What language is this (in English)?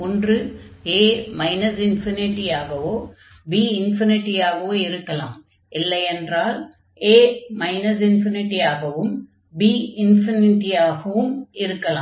Tamil